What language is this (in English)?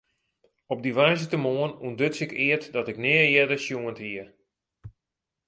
Western Frisian